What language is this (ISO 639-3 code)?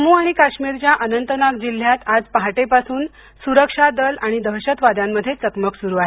mar